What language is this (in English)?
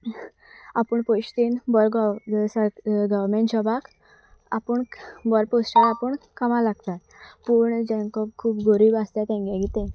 Konkani